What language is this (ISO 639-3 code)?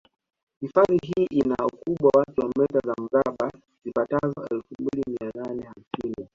swa